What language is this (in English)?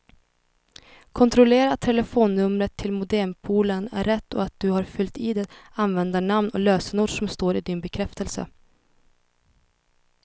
Swedish